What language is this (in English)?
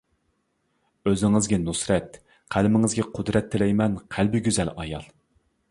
Uyghur